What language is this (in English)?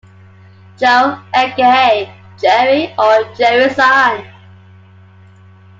English